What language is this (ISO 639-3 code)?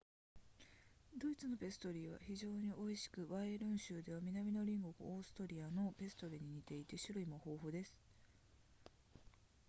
jpn